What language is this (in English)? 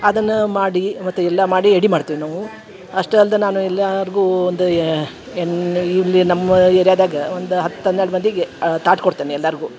Kannada